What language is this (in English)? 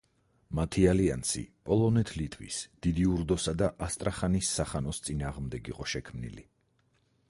Georgian